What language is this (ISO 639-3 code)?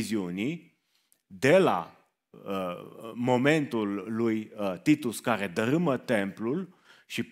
ron